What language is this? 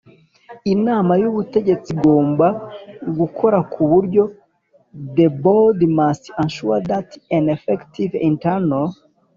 Kinyarwanda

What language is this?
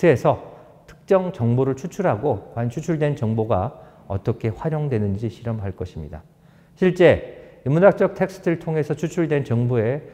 Korean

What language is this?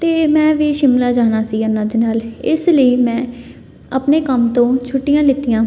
Punjabi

